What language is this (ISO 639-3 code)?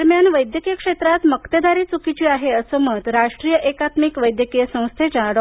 mar